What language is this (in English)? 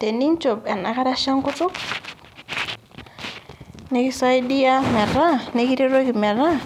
Masai